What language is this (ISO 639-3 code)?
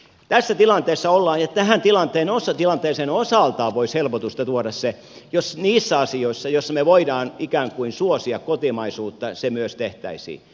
fin